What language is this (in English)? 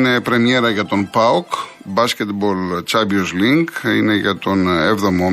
Greek